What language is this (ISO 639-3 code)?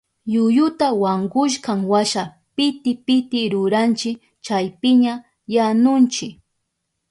qup